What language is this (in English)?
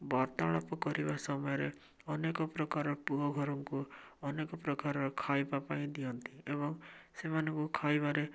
Odia